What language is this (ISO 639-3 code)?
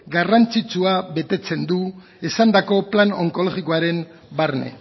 eus